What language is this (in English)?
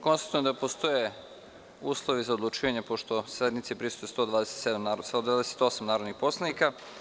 Serbian